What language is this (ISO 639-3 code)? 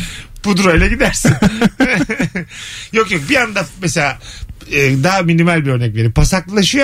tur